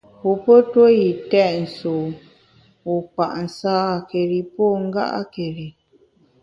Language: Bamun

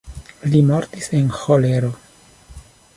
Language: Esperanto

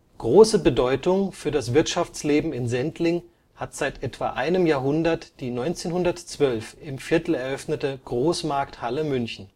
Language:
German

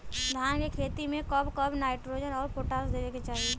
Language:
Bhojpuri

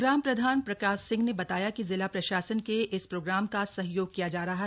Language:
Hindi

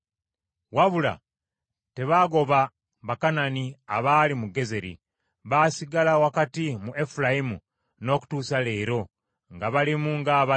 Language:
Ganda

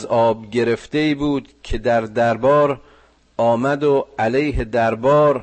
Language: Persian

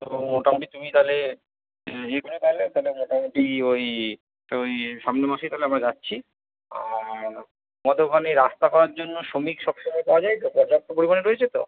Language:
Bangla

